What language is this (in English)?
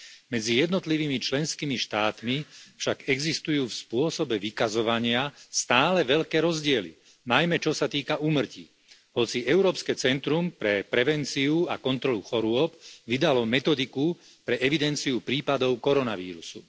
Slovak